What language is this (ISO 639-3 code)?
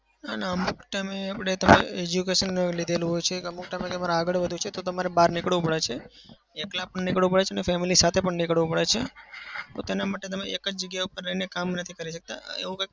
guj